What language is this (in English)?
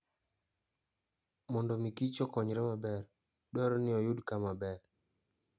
Luo (Kenya and Tanzania)